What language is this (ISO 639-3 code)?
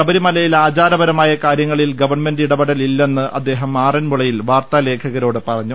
mal